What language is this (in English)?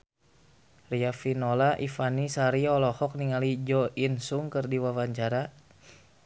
Sundanese